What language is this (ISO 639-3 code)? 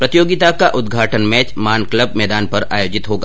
hin